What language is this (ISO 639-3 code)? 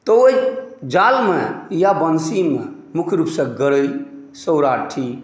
mai